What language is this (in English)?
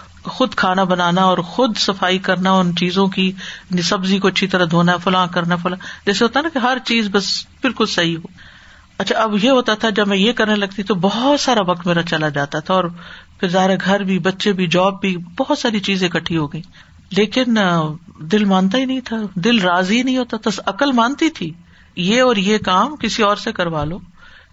Urdu